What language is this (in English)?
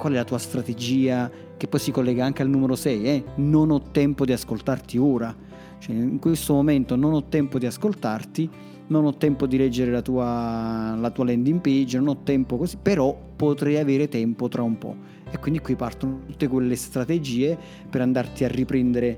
Italian